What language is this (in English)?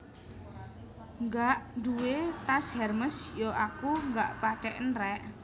Javanese